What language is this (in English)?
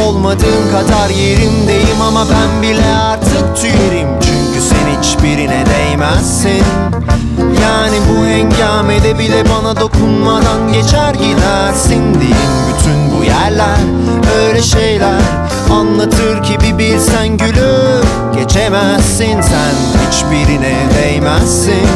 Turkish